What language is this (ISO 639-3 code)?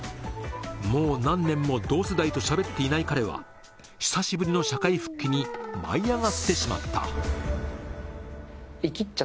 jpn